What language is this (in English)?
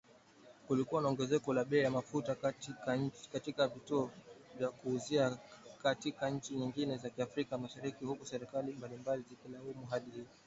Swahili